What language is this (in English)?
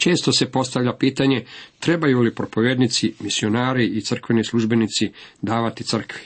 Croatian